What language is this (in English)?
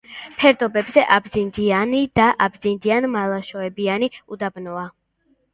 Georgian